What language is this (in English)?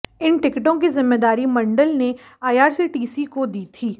Hindi